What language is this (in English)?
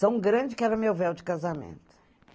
Portuguese